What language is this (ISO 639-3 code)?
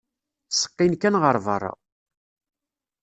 kab